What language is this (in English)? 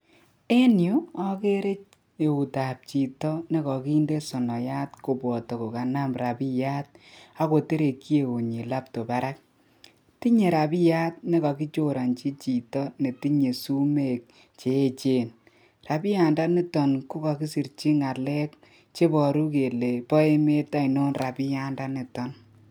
Kalenjin